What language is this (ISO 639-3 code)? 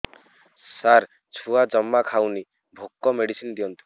ori